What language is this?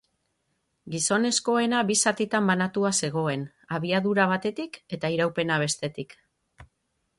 Basque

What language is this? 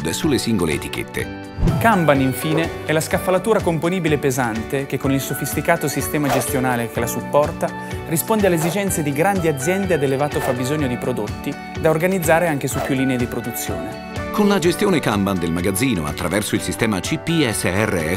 Italian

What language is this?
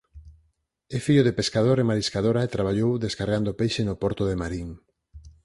Galician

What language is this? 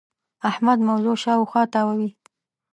Pashto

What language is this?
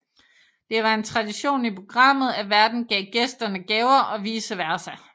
Danish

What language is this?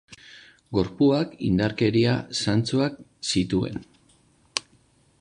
Basque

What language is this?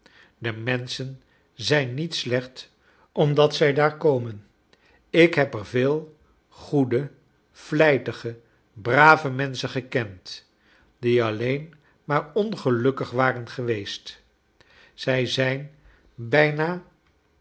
Dutch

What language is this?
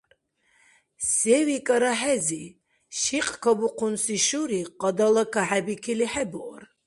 Dargwa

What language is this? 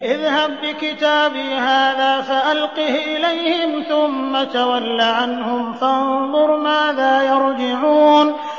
Arabic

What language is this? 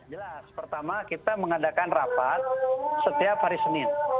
Indonesian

